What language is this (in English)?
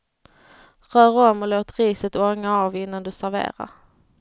Swedish